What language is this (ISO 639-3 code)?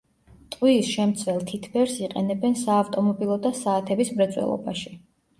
kat